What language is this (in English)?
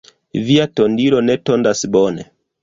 Esperanto